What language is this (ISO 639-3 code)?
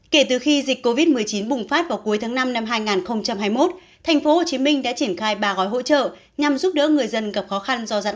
vie